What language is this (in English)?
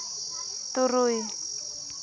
Santali